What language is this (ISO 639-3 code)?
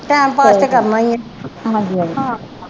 pan